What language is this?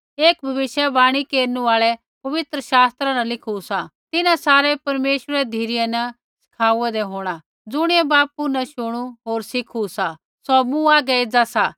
Kullu Pahari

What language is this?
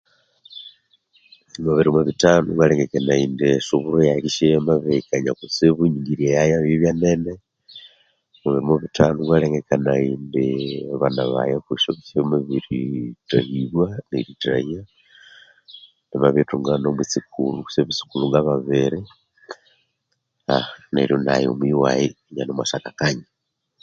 Konzo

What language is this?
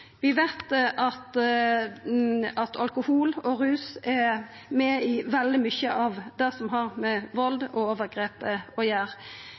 Norwegian Nynorsk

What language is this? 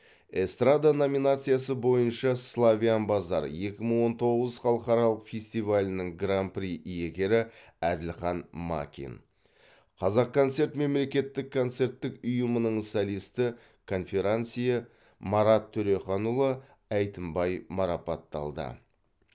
Kazakh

